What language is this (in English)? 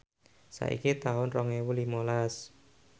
Javanese